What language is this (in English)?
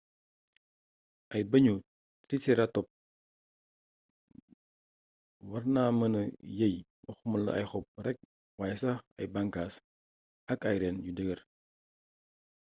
Wolof